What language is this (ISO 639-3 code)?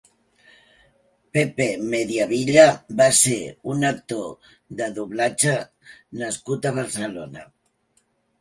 cat